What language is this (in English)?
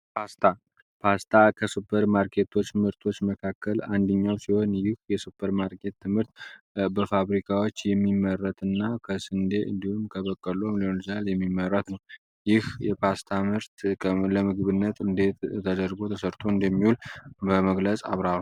Amharic